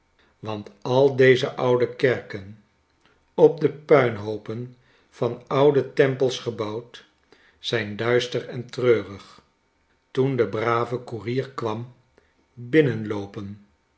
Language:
Dutch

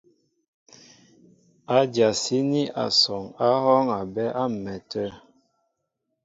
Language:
Mbo (Cameroon)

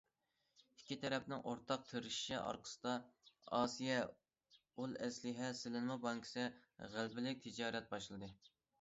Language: Uyghur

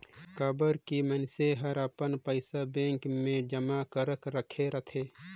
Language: Chhattisgarhi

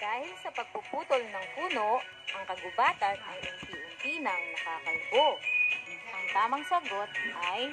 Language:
Filipino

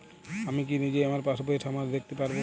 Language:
Bangla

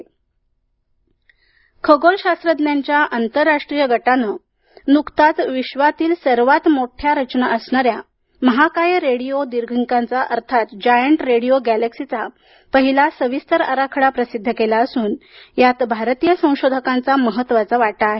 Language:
Marathi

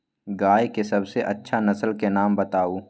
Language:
Magahi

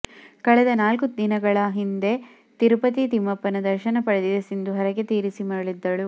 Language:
Kannada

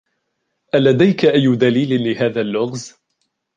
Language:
Arabic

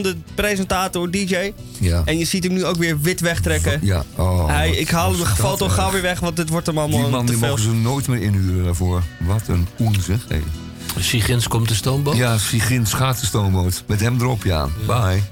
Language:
Dutch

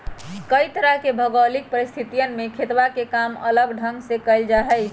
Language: Magahi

